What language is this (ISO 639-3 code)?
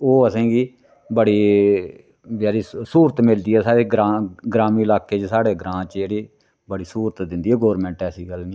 doi